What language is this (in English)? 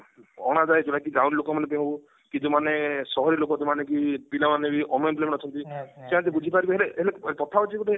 Odia